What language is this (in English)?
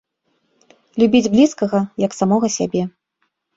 Belarusian